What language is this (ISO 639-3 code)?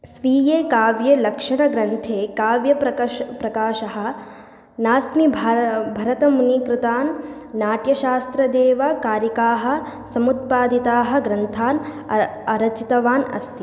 san